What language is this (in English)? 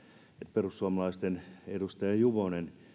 Finnish